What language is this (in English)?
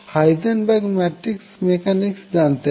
Bangla